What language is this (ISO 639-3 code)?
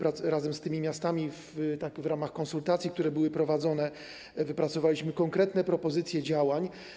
pol